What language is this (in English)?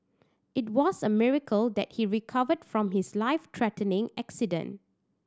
English